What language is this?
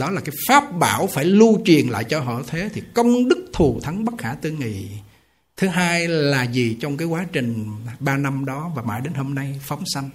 Vietnamese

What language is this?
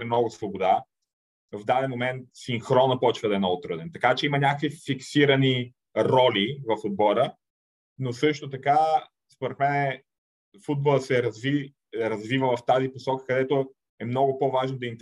Bulgarian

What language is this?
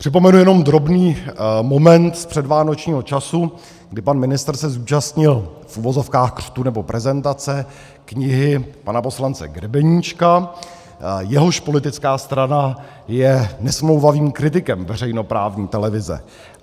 Czech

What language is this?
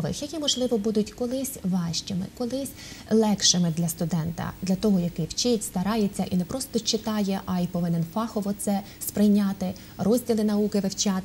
Ukrainian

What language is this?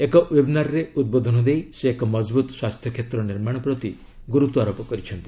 Odia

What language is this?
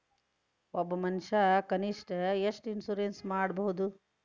Kannada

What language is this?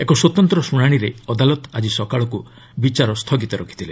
Odia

